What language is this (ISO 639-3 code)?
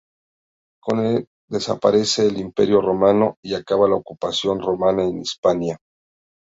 spa